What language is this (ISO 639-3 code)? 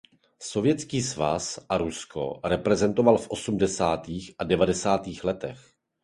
ces